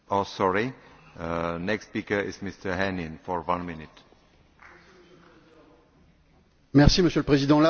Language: French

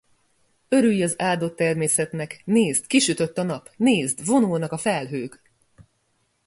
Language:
Hungarian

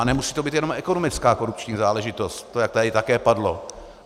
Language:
Czech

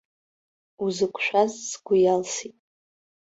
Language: Abkhazian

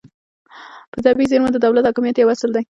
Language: Pashto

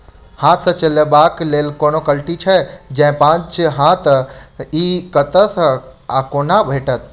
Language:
Maithili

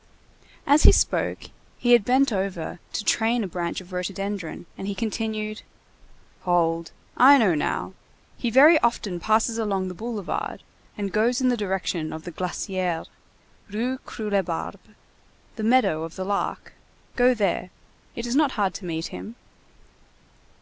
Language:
English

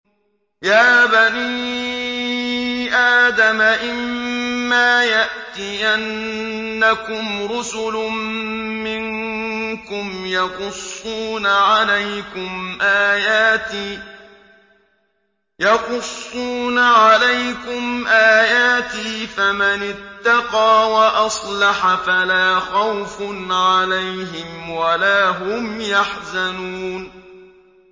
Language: Arabic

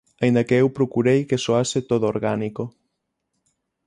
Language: Galician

